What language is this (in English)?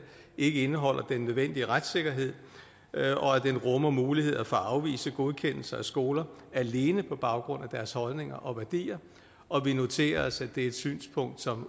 Danish